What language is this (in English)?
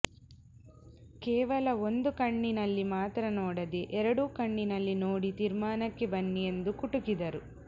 Kannada